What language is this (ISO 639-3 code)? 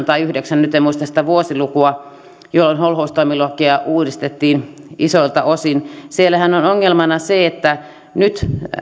fin